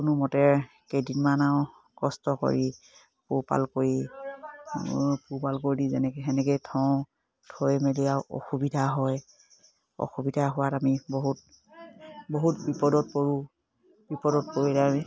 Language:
Assamese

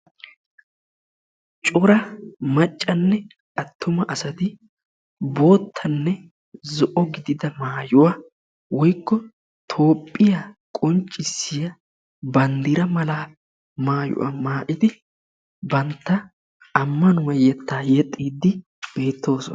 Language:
Wolaytta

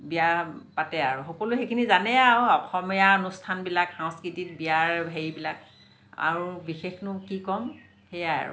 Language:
Assamese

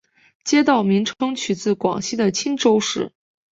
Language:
Chinese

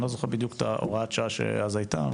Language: Hebrew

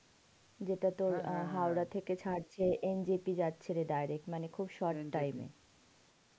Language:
Bangla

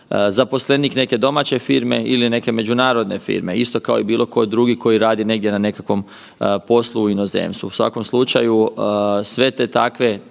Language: Croatian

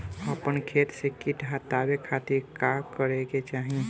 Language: Bhojpuri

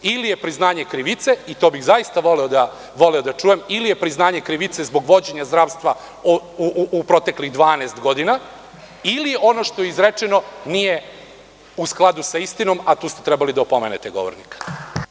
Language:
Serbian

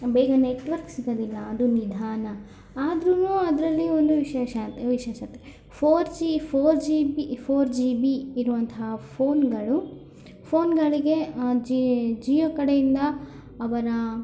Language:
Kannada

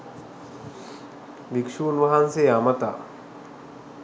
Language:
Sinhala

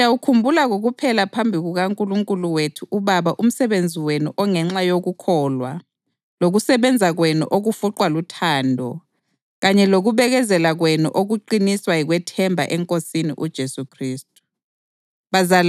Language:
North Ndebele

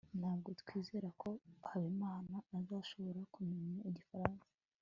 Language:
Kinyarwanda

